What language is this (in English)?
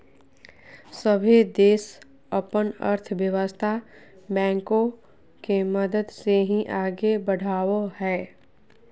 Magahi